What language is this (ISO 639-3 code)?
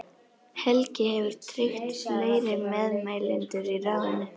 isl